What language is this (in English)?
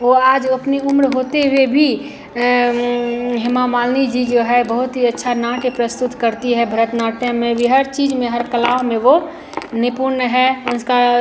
Hindi